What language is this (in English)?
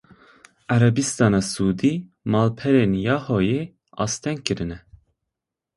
Kurdish